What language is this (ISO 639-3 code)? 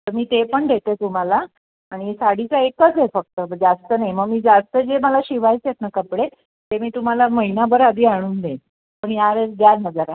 mar